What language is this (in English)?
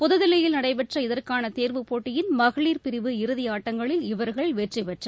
Tamil